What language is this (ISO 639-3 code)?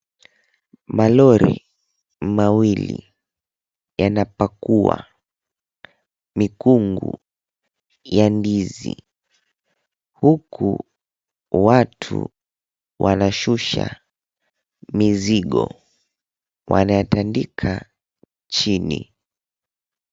swa